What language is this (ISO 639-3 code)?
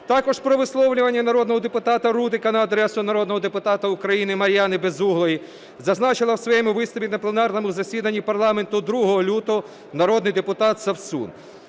ukr